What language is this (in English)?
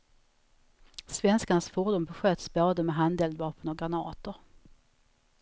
Swedish